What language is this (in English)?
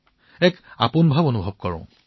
Assamese